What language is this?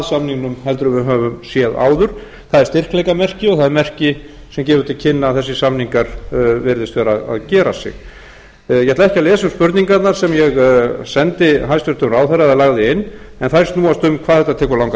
Icelandic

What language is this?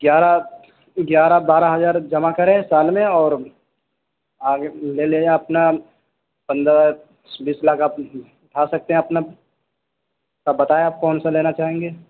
Urdu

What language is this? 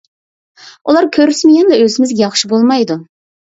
Uyghur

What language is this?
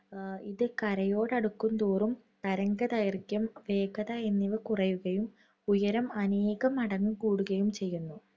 Malayalam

